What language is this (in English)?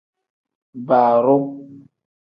Tem